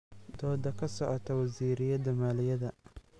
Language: Somali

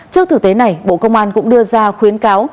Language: Vietnamese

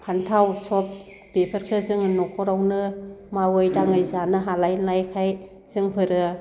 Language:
Bodo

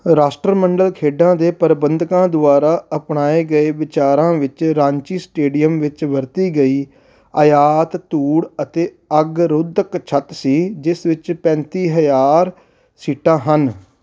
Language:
Punjabi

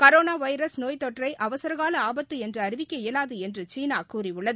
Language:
Tamil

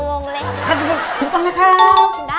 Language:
Thai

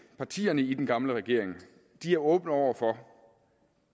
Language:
Danish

